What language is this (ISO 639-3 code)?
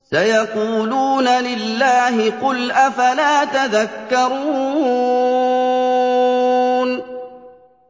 ara